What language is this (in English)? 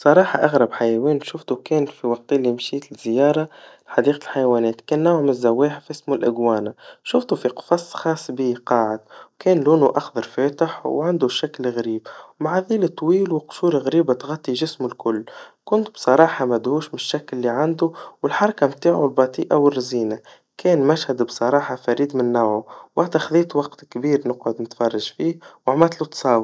Tunisian Arabic